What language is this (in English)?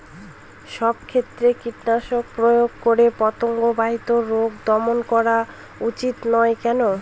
Bangla